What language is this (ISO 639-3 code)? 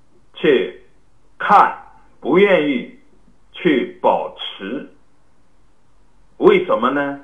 zho